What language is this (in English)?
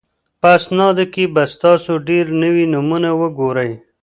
Pashto